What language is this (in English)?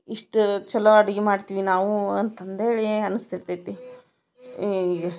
Kannada